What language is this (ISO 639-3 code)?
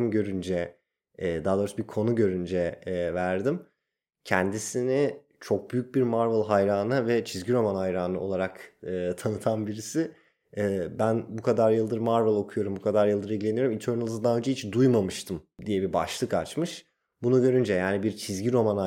tur